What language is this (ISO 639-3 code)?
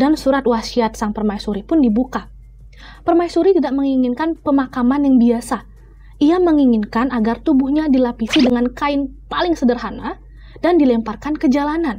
ind